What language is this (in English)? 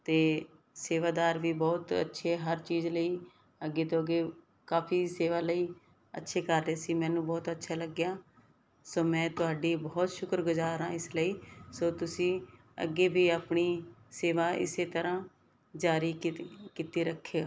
Punjabi